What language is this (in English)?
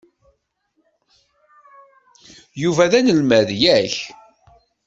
Kabyle